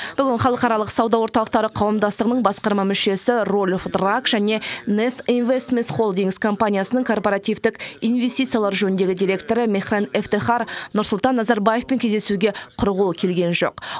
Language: Kazakh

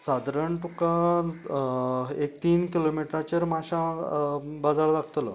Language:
Konkani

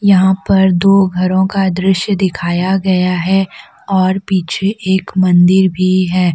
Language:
Hindi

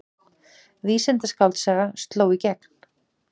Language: Icelandic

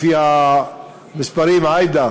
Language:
Hebrew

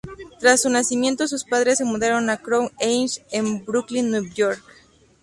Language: Spanish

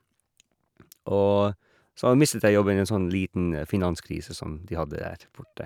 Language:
Norwegian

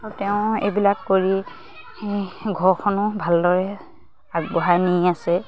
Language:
Assamese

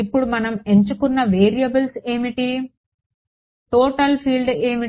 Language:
Telugu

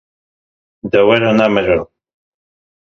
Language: Kurdish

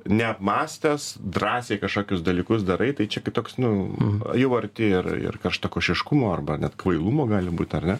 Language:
Lithuanian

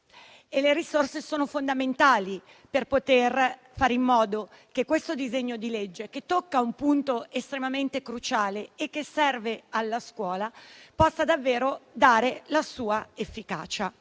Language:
Italian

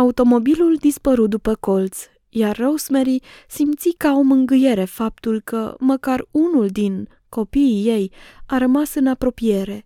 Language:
Romanian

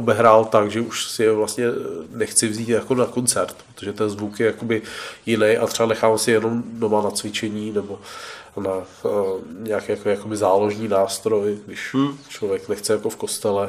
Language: Czech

